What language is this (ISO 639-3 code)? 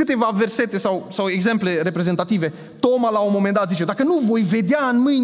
ron